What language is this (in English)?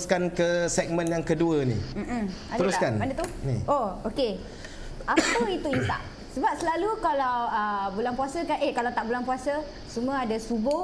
Malay